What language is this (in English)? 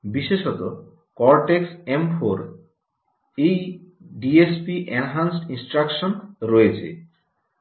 Bangla